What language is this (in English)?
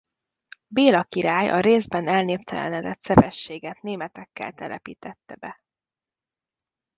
Hungarian